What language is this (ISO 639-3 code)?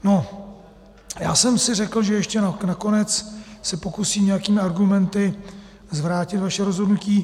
ces